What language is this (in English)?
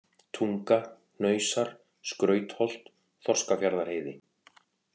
Icelandic